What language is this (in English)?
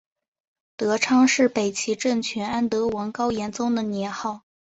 Chinese